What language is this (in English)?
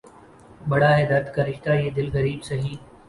Urdu